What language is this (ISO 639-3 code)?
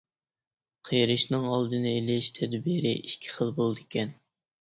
uig